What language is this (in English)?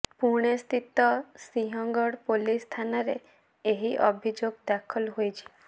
Odia